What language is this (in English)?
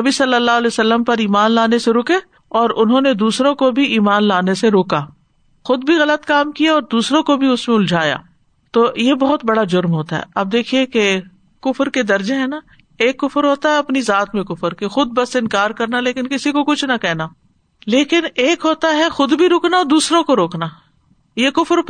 Urdu